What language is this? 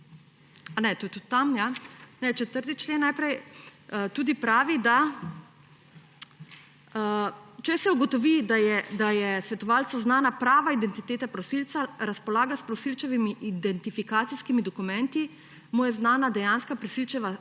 Slovenian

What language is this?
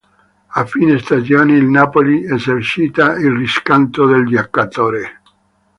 Italian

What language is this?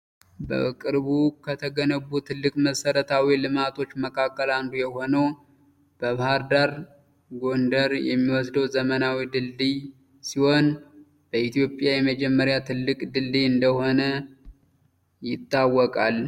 Amharic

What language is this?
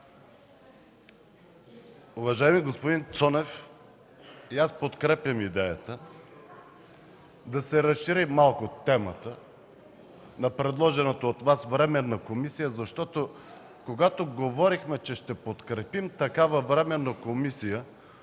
Bulgarian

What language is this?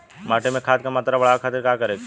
Bhojpuri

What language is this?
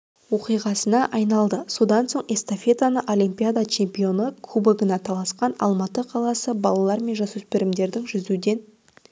Kazakh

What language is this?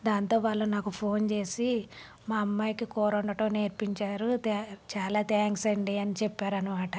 Telugu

